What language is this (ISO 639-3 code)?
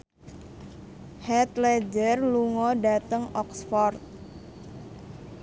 jav